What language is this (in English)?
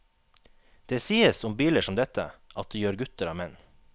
Norwegian